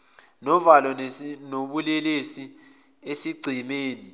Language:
Zulu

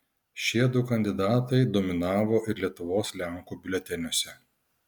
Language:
Lithuanian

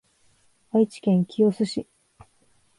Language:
Japanese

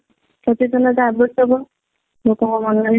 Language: Odia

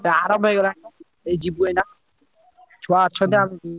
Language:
Odia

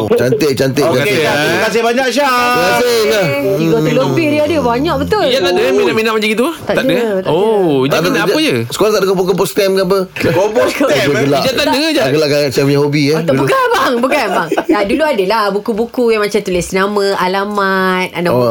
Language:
Malay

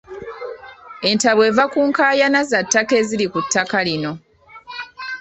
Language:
Ganda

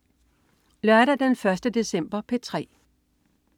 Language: Danish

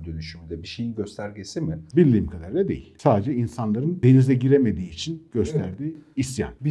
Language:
Turkish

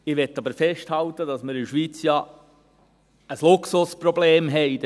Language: Swiss German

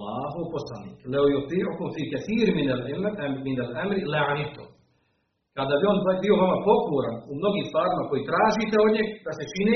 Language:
Croatian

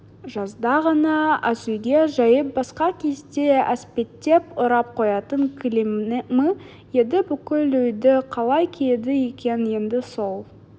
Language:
Kazakh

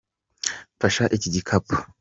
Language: Kinyarwanda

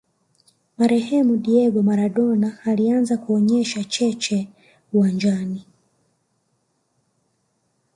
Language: Swahili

